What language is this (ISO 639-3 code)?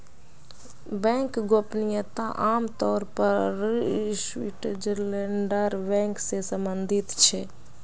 mag